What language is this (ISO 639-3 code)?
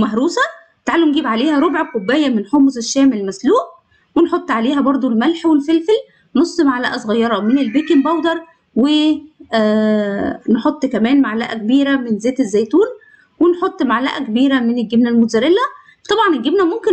ara